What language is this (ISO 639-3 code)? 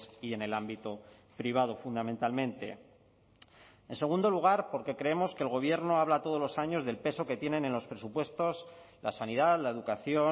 spa